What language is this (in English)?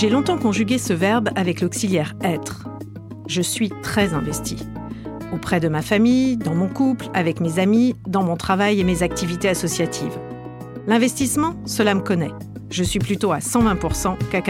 French